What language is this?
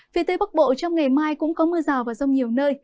Vietnamese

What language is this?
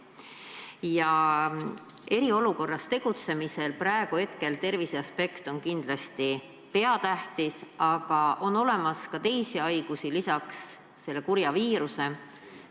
Estonian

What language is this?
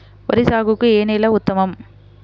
Telugu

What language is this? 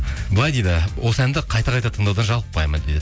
Kazakh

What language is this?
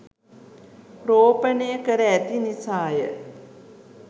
Sinhala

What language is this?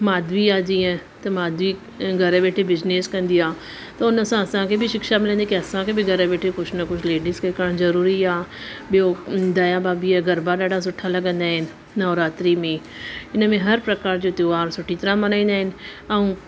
Sindhi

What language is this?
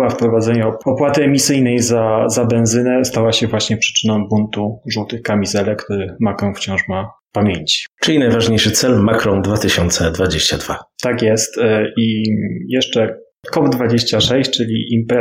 Polish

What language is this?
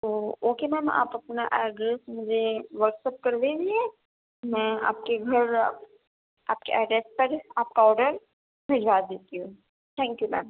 Urdu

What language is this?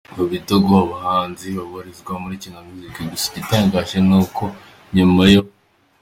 Kinyarwanda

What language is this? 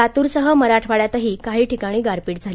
Marathi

